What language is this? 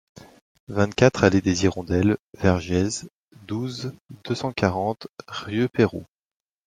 French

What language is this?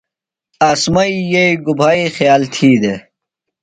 Phalura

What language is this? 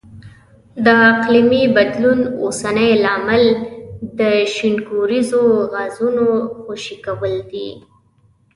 Pashto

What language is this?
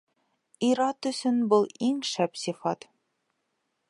Bashkir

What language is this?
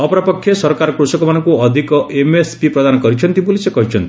Odia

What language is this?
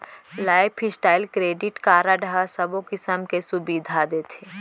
Chhattisgarhi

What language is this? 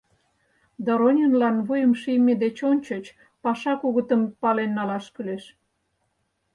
Mari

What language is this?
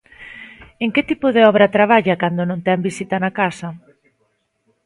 Galician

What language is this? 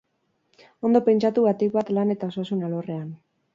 Basque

